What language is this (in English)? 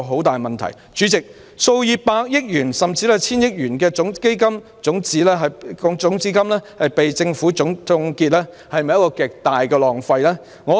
Cantonese